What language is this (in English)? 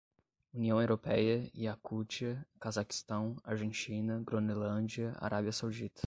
Portuguese